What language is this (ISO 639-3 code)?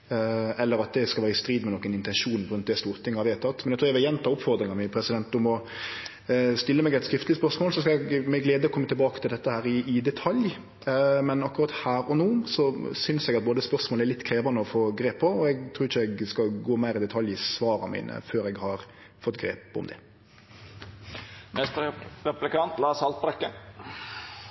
nno